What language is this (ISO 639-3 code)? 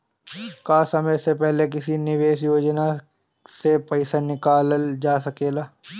bho